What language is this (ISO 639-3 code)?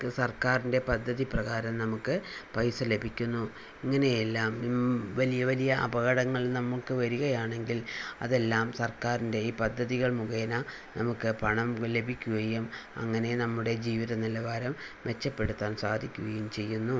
mal